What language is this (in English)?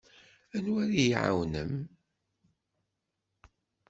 Kabyle